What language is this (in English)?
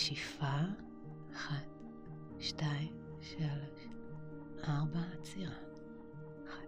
Hebrew